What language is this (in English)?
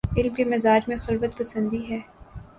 Urdu